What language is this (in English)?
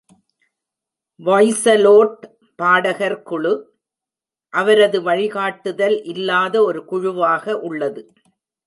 Tamil